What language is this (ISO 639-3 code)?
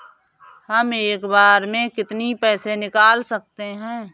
hin